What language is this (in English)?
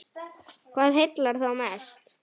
Icelandic